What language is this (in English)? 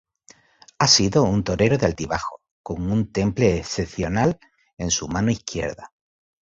Spanish